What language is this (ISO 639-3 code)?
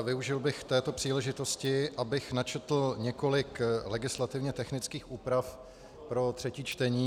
ces